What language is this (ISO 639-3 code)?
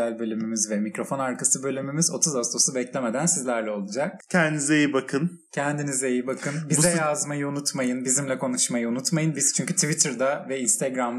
tur